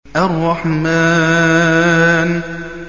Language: Arabic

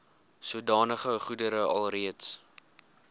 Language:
Afrikaans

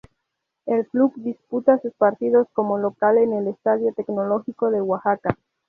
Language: Spanish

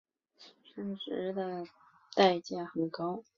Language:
Chinese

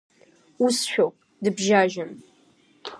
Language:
Abkhazian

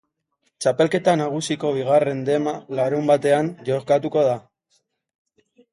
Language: Basque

